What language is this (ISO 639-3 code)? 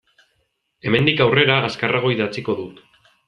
eus